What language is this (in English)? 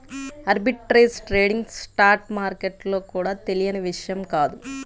Telugu